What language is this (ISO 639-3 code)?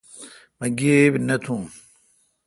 xka